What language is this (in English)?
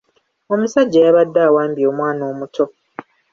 Ganda